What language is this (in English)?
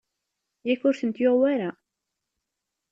Kabyle